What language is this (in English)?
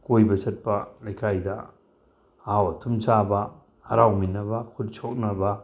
Manipuri